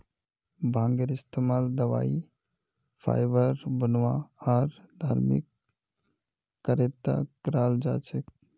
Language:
Magahi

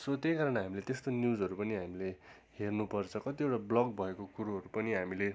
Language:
Nepali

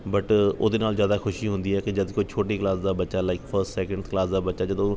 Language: Punjabi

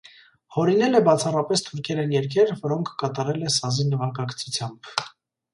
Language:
Armenian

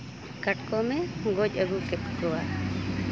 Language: Santali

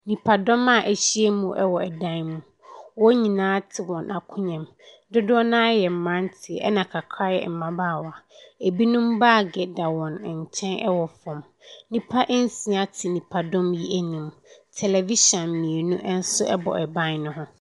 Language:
Akan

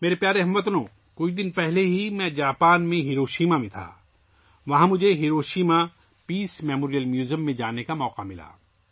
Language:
Urdu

